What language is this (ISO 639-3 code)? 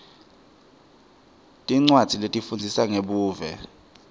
ssw